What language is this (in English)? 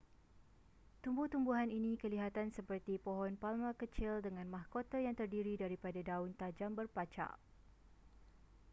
Malay